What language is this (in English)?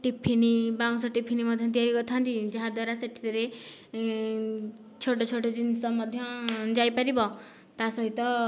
Odia